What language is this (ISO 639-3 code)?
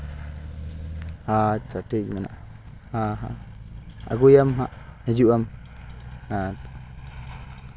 sat